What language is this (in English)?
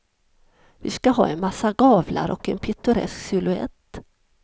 Swedish